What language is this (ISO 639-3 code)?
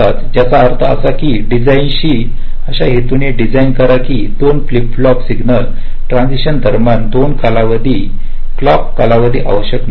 mar